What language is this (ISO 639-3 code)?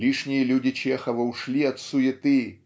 rus